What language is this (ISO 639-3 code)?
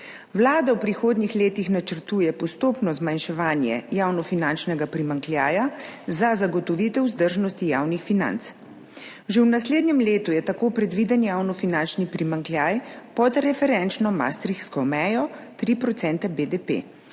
slv